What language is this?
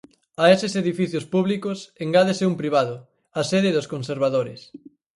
Galician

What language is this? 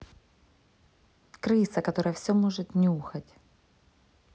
Russian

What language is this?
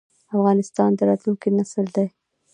Pashto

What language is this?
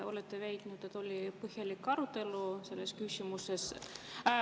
Estonian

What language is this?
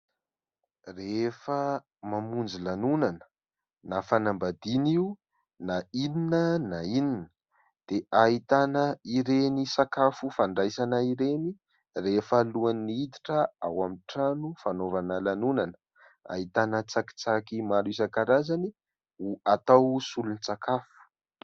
Malagasy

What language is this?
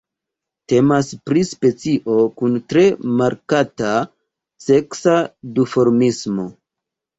Esperanto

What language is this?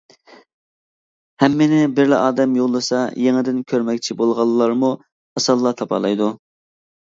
Uyghur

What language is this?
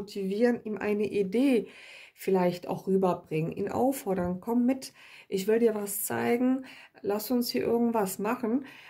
German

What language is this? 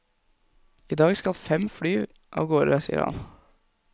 Norwegian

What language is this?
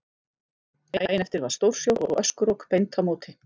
Icelandic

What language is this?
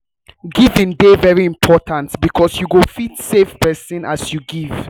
Nigerian Pidgin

